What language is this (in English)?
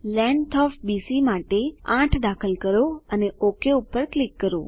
Gujarati